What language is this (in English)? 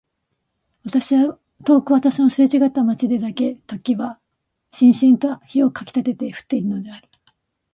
Japanese